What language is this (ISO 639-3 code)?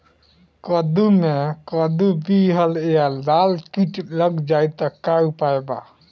bho